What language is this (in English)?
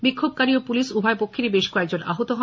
Bangla